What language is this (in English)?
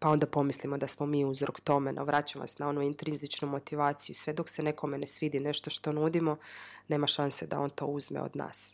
Croatian